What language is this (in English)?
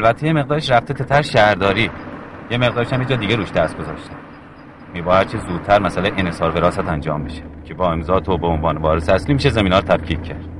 Persian